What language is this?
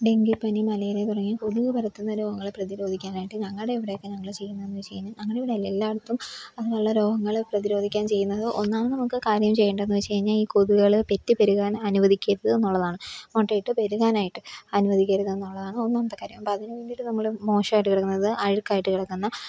Malayalam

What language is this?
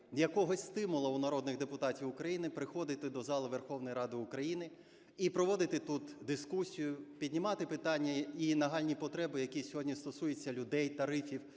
Ukrainian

